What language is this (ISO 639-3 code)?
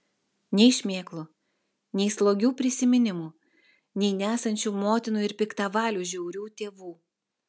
lit